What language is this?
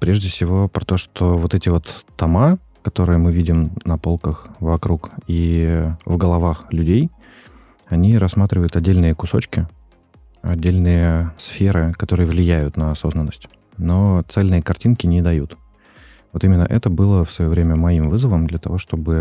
Russian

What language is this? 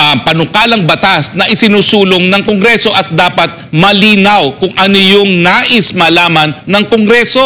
Filipino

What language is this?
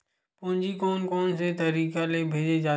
Chhattisgarhi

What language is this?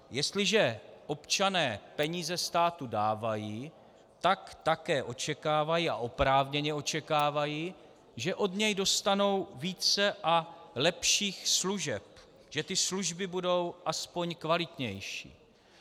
Czech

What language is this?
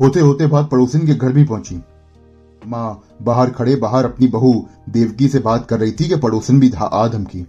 Hindi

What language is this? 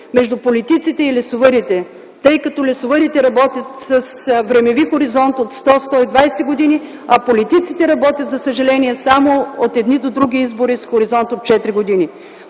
Bulgarian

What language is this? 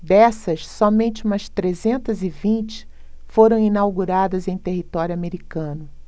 Portuguese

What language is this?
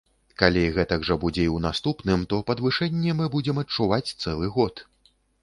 Belarusian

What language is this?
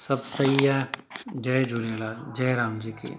Sindhi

